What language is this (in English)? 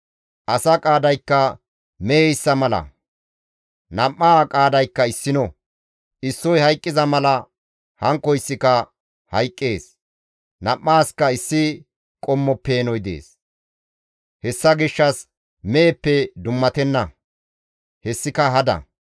Gamo